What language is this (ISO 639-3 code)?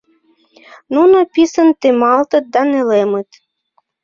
chm